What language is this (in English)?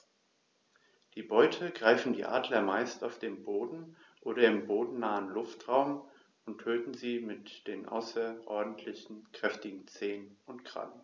German